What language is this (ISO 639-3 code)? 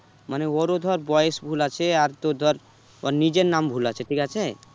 ben